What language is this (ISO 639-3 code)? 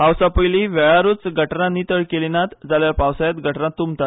kok